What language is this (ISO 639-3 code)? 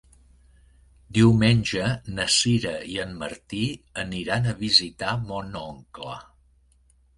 cat